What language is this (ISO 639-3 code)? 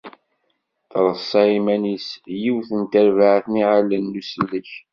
kab